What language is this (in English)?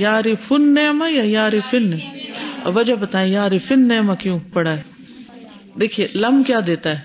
Urdu